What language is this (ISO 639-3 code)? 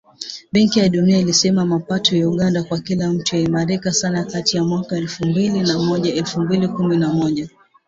swa